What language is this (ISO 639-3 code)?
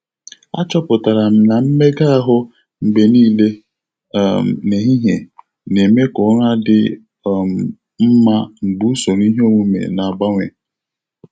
ibo